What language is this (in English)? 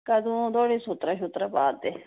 Dogri